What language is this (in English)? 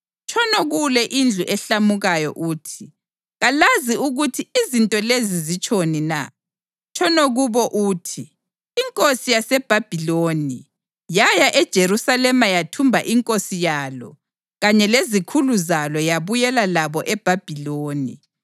North Ndebele